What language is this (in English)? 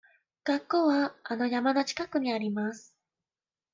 Japanese